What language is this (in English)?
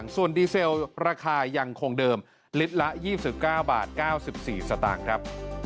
Thai